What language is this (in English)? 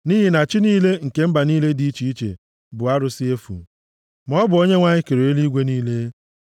Igbo